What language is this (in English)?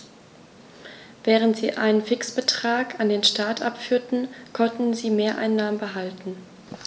German